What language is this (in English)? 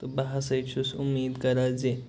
Kashmiri